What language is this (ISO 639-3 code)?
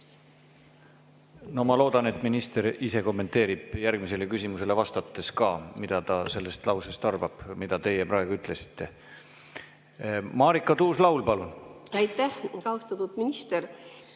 est